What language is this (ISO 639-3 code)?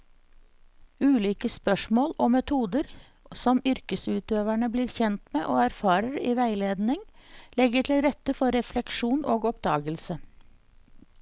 nor